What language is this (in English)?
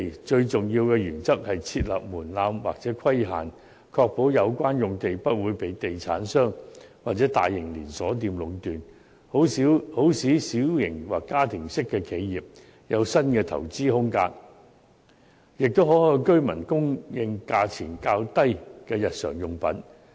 Cantonese